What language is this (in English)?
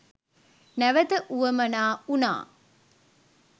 Sinhala